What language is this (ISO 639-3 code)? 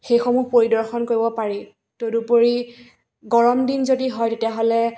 asm